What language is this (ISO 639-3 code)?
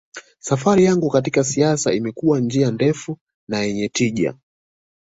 swa